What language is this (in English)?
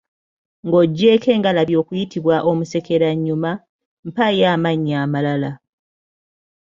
Ganda